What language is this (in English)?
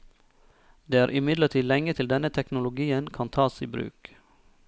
Norwegian